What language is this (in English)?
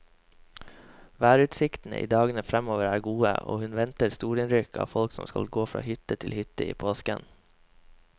Norwegian